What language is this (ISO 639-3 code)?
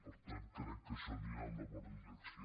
cat